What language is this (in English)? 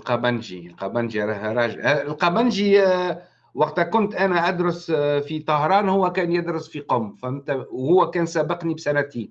Arabic